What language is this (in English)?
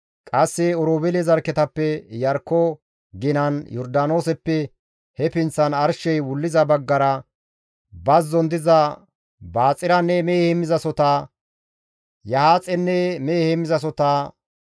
Gamo